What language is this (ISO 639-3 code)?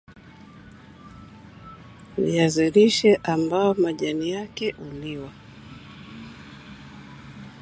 swa